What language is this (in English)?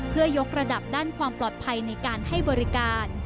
Thai